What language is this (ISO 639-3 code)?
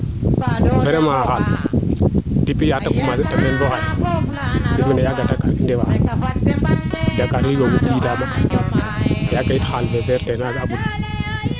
srr